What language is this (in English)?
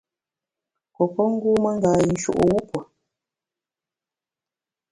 Bamun